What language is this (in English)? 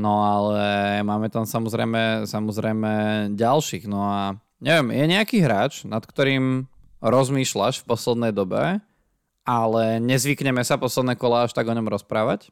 Slovak